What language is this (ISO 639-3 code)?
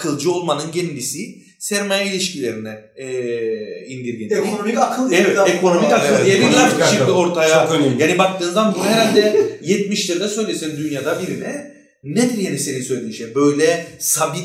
tur